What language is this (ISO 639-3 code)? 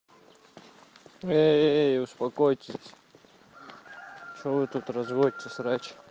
rus